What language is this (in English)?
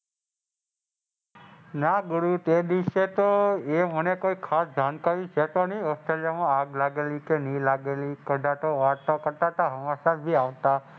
Gujarati